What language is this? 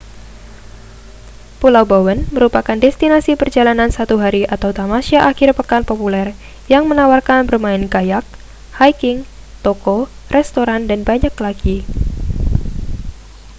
Indonesian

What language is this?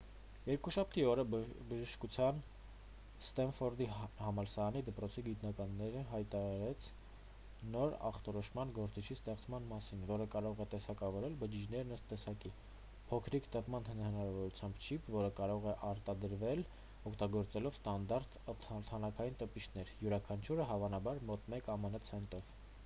Armenian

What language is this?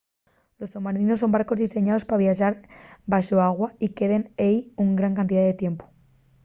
Asturian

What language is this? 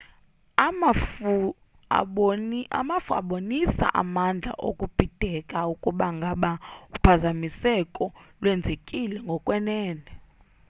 Xhosa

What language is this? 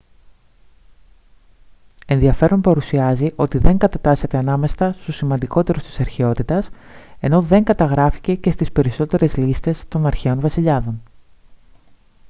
Greek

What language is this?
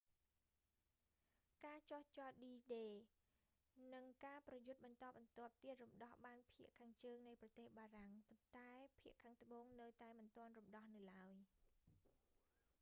Khmer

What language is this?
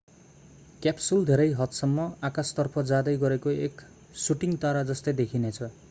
Nepali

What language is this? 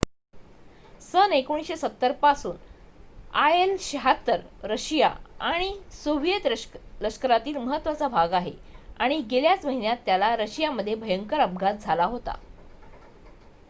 Marathi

